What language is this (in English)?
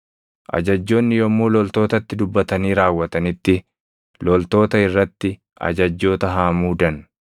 Oromo